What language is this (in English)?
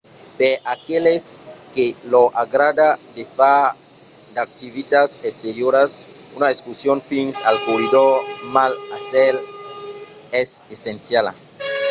Occitan